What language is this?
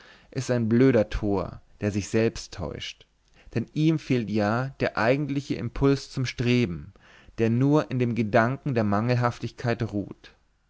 German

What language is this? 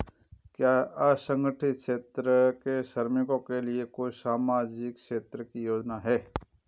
Hindi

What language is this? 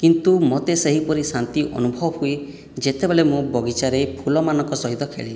Odia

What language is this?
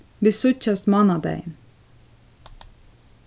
Faroese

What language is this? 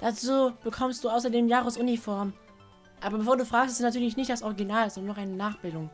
German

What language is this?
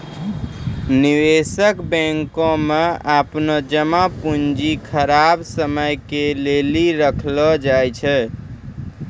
Maithili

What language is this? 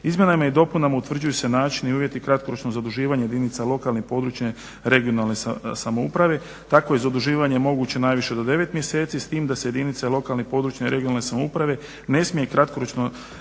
Croatian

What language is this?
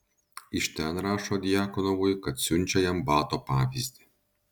Lithuanian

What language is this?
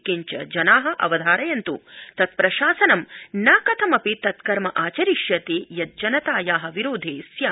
Sanskrit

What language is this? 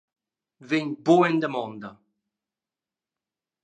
Romansh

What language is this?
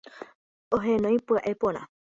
Guarani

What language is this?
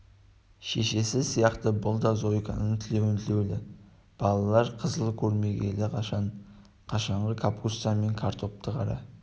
Kazakh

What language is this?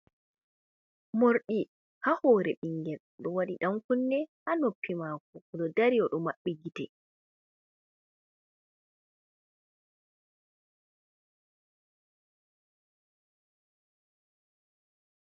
Fula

